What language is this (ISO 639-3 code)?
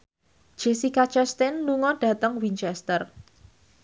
jav